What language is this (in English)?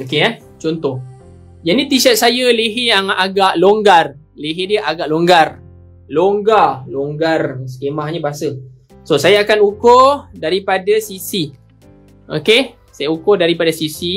Malay